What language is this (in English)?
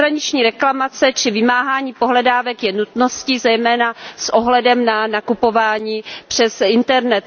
Czech